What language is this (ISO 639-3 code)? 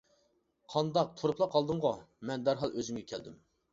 uig